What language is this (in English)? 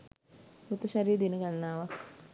Sinhala